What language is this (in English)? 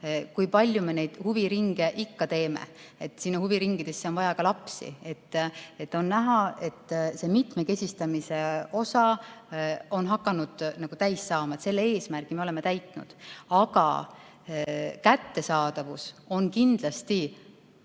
Estonian